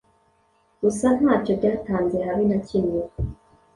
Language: Kinyarwanda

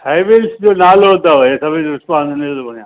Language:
Sindhi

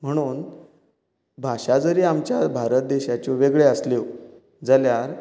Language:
Konkani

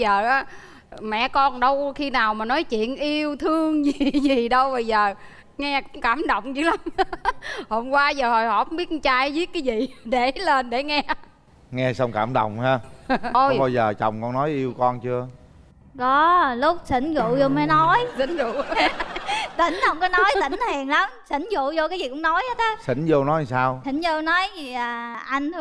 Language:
Vietnamese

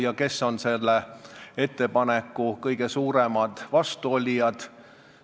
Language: Estonian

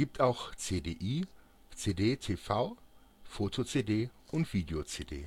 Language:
German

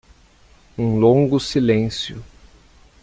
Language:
Portuguese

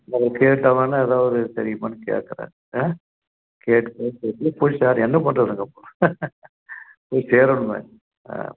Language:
Tamil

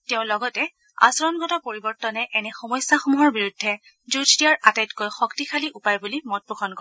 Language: Assamese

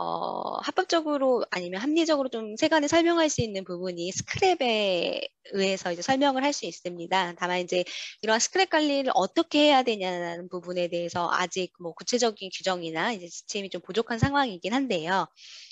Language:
Korean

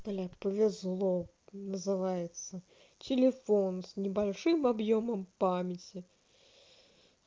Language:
Russian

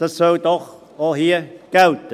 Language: Swiss German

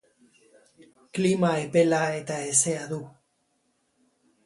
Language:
Basque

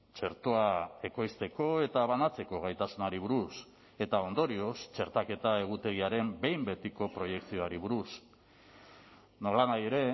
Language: Basque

